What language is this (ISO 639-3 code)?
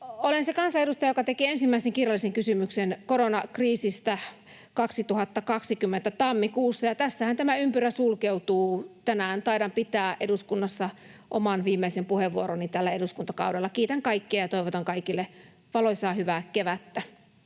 fin